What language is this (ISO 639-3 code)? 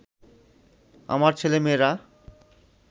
ben